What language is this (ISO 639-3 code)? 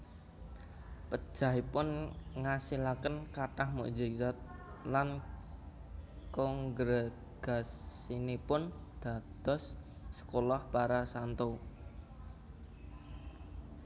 jav